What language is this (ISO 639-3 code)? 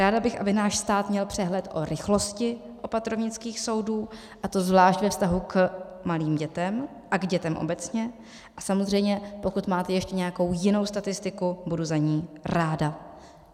ces